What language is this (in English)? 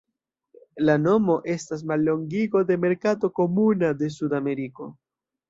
Esperanto